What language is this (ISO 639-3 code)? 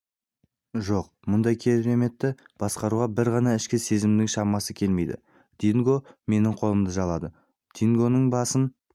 kaz